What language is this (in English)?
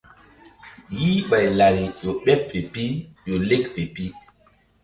Mbum